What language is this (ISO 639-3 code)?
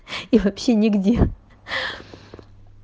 rus